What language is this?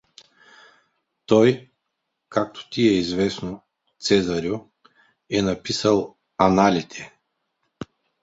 Bulgarian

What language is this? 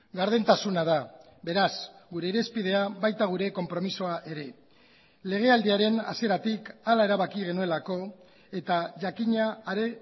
Basque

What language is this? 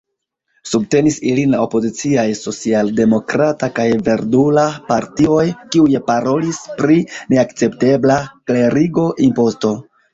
Esperanto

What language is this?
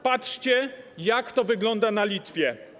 Polish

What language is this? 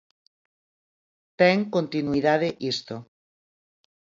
Galician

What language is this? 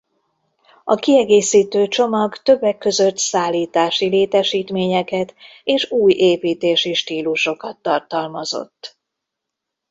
Hungarian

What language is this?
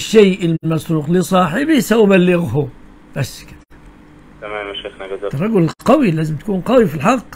Arabic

